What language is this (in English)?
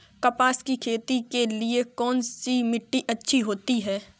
Hindi